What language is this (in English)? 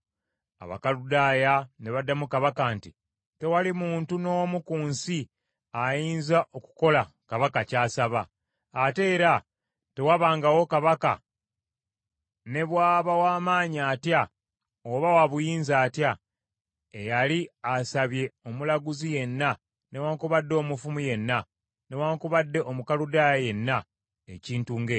Ganda